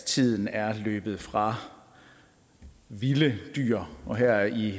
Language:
Danish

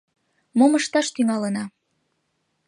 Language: Mari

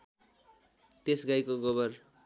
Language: Nepali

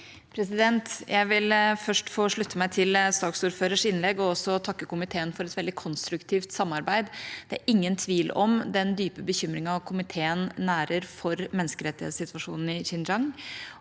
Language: Norwegian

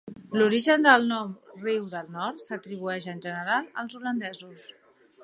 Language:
Catalan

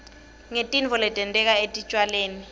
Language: Swati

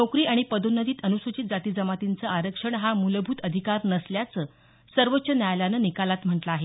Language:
Marathi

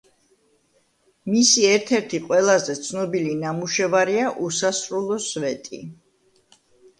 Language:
Georgian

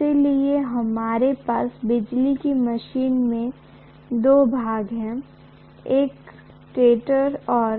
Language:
Hindi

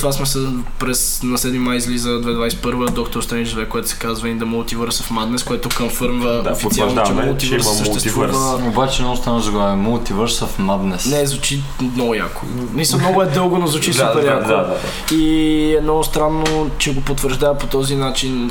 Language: Bulgarian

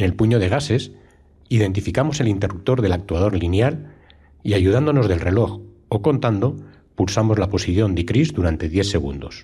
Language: Spanish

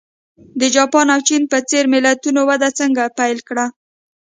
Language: Pashto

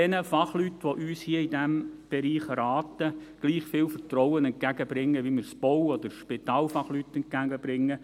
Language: Swiss German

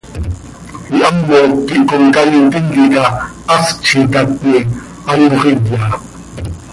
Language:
Seri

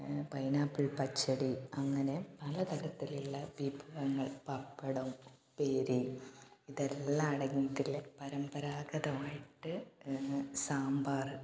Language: Malayalam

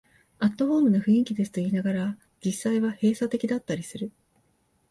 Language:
Japanese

